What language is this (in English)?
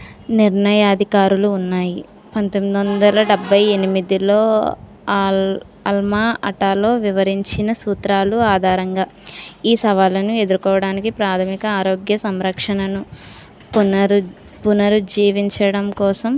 Telugu